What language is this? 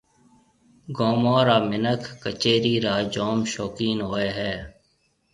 Marwari (Pakistan)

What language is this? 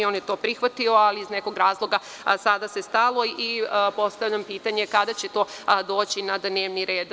Serbian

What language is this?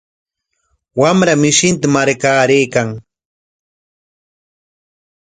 Corongo Ancash Quechua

